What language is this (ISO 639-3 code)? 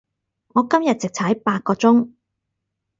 yue